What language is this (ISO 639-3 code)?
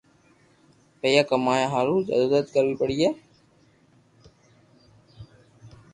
lrk